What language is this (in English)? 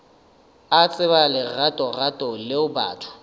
Northern Sotho